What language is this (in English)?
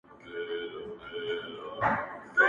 Pashto